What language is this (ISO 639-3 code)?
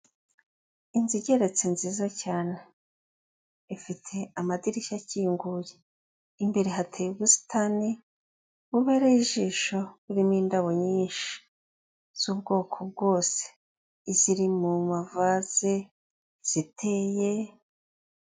kin